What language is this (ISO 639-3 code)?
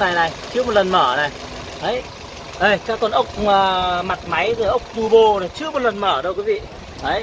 vie